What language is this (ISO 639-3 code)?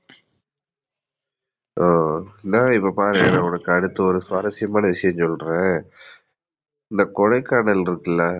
tam